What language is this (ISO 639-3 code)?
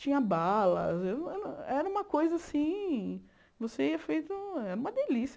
por